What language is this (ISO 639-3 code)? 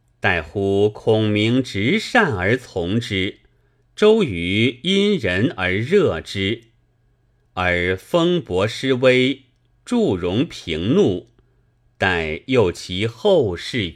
zho